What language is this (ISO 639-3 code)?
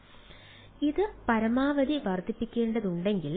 mal